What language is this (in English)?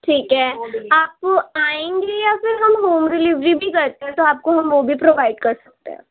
Urdu